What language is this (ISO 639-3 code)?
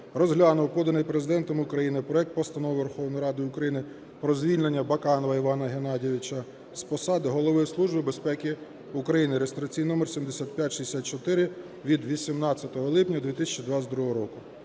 ukr